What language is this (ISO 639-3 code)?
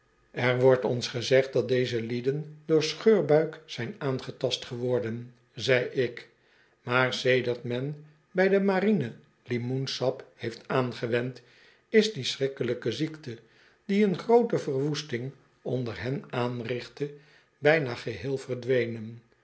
nld